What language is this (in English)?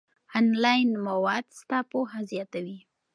Pashto